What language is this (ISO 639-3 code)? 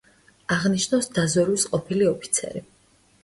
kat